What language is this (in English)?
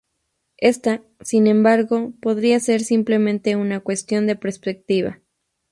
Spanish